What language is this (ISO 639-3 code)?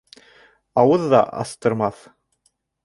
bak